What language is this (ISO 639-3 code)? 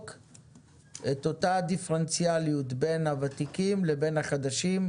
heb